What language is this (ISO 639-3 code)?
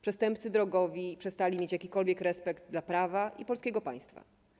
pol